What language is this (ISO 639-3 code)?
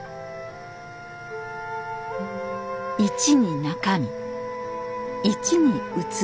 jpn